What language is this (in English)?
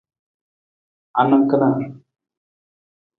Nawdm